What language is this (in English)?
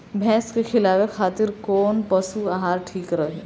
Bhojpuri